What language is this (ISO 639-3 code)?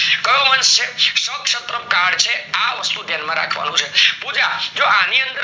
guj